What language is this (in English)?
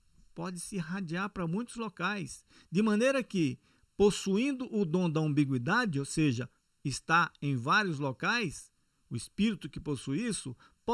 Portuguese